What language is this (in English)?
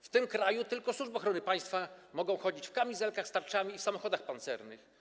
Polish